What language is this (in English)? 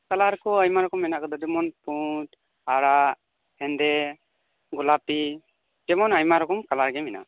Santali